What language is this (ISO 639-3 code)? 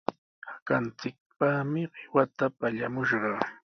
qws